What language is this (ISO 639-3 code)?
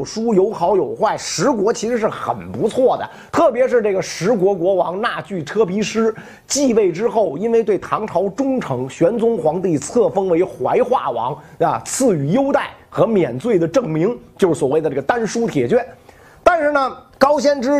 zho